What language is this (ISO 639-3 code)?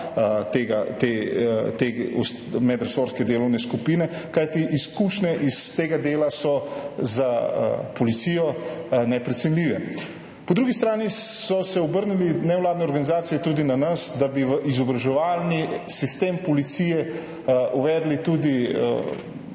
slv